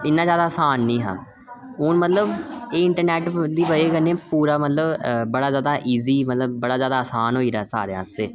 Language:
Dogri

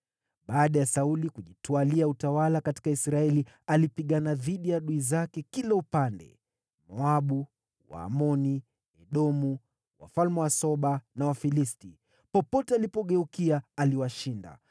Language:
Swahili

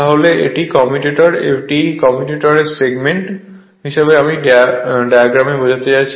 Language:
Bangla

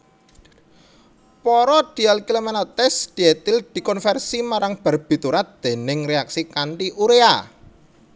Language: Javanese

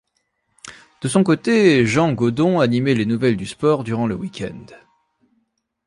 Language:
French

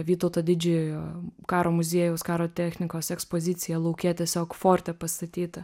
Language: Lithuanian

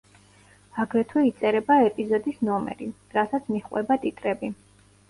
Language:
Georgian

